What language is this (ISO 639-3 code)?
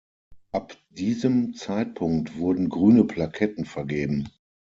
deu